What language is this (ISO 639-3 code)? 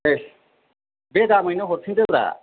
brx